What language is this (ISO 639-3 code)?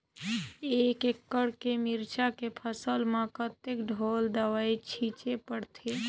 hne